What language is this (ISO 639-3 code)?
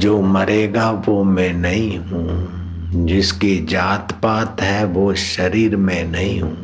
hin